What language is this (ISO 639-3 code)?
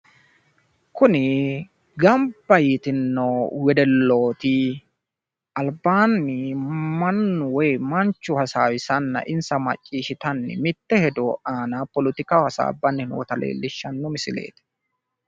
sid